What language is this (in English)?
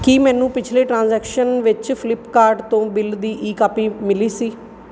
Punjabi